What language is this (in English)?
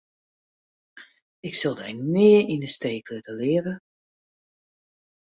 Western Frisian